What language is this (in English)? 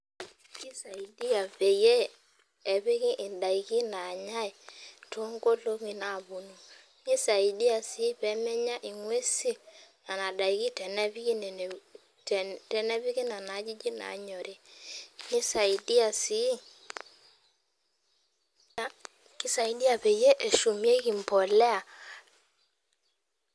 Masai